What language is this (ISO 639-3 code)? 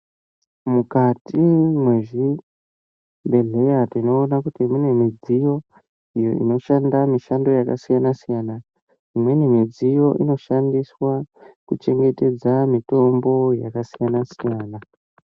ndc